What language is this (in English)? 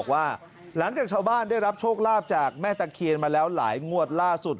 Thai